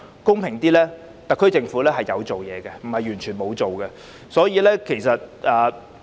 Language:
Cantonese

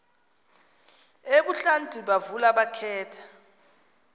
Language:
Xhosa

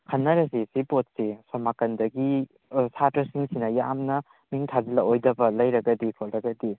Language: Manipuri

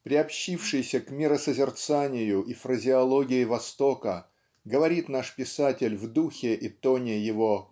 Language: Russian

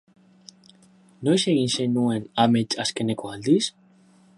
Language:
Basque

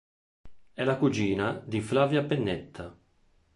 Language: Italian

